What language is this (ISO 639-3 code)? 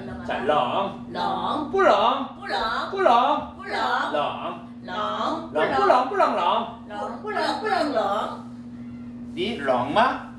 kor